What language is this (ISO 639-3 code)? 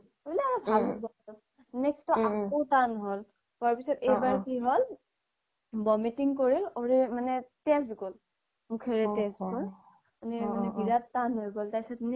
asm